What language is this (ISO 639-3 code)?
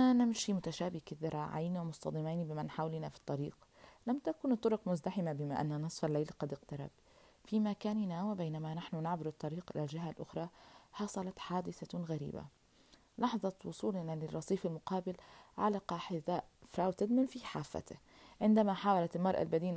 ara